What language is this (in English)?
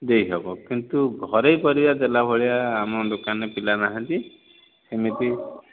Odia